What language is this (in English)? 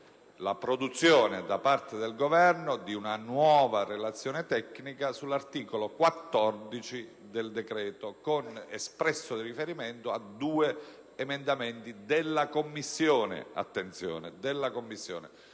Italian